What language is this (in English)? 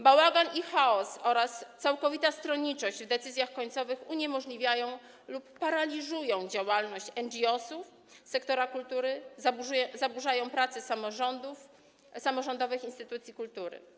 Polish